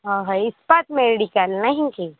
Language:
Odia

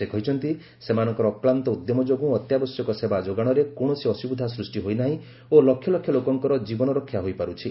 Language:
Odia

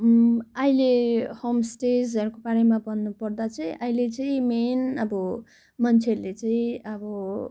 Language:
Nepali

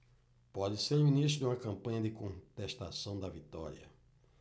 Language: Portuguese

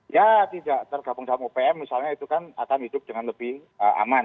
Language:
Indonesian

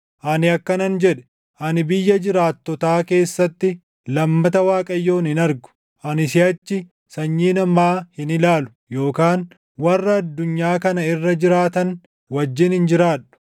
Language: Oromo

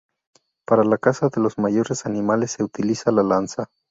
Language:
Spanish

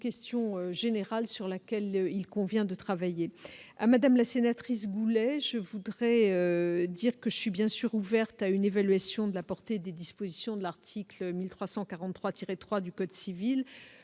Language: French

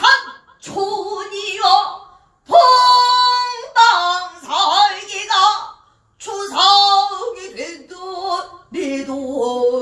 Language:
Korean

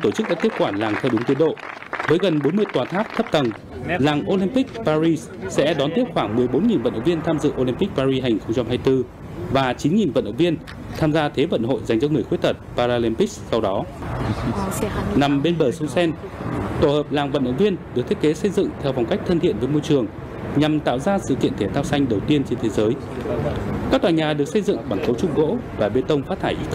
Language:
Vietnamese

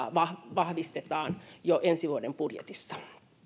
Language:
Finnish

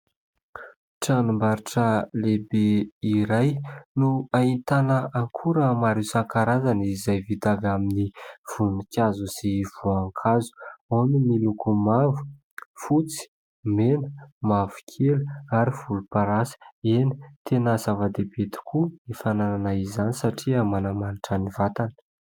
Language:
Malagasy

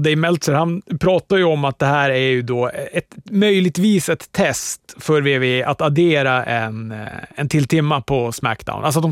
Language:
Swedish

